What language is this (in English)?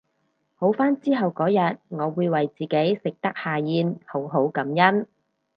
Cantonese